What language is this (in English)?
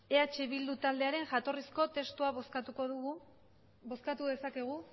Basque